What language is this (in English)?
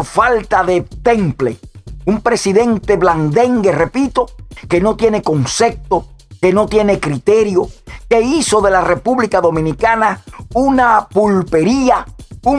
Spanish